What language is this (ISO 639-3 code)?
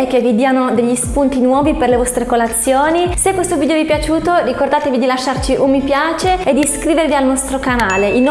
ita